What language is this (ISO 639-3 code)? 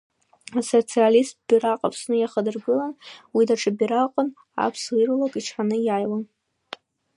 abk